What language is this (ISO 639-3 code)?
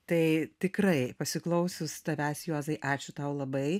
lit